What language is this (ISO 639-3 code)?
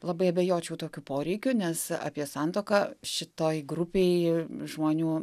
lit